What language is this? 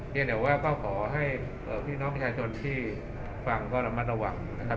Thai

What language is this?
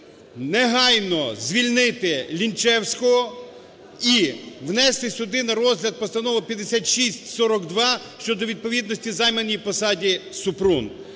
Ukrainian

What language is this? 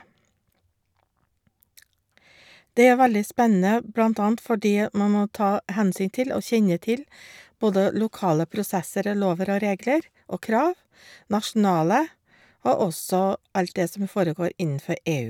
Norwegian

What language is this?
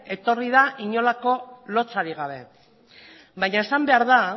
Basque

